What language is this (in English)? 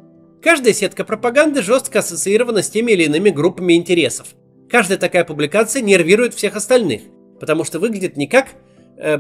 Russian